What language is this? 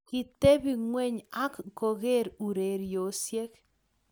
Kalenjin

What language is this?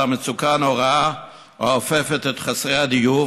Hebrew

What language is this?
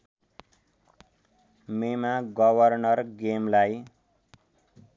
Nepali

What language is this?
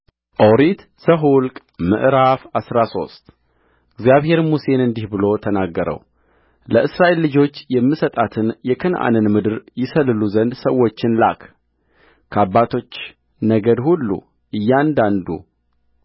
Amharic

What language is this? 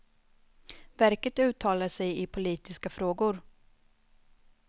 Swedish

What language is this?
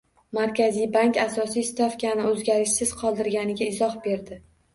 Uzbek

